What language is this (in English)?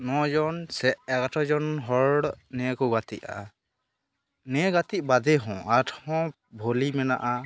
Santali